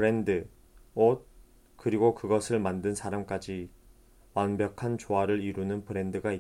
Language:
Korean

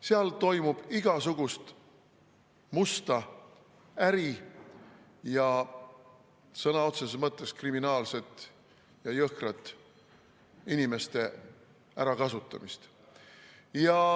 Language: Estonian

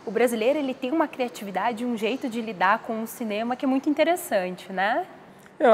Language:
Portuguese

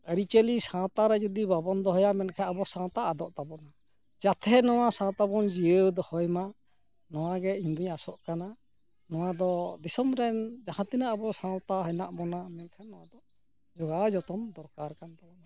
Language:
Santali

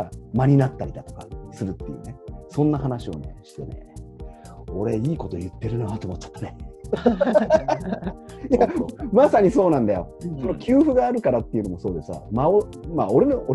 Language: Japanese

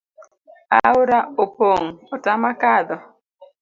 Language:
Luo (Kenya and Tanzania)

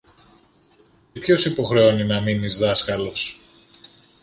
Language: Greek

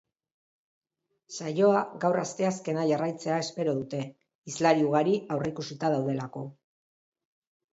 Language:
Basque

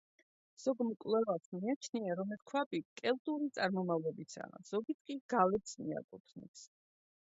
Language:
Georgian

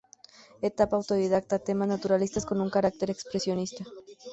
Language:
Spanish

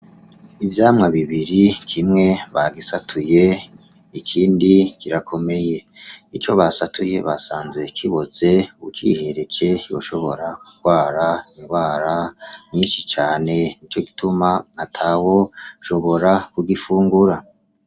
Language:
Rundi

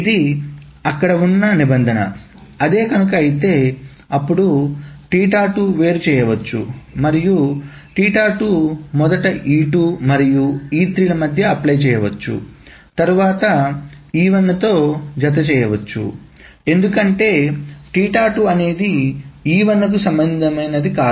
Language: Telugu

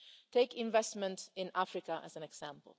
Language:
English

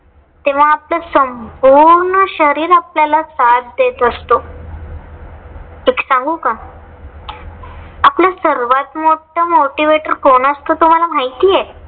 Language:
Marathi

